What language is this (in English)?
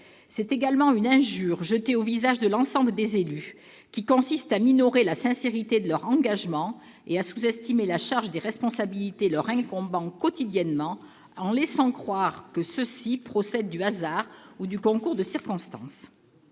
French